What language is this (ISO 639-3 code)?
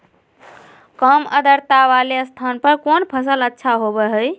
mag